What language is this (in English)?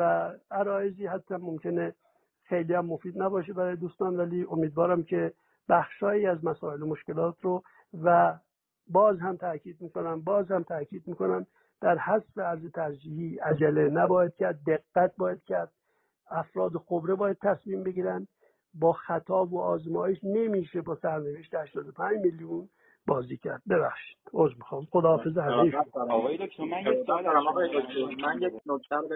Persian